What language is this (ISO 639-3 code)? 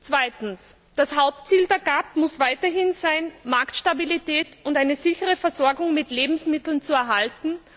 deu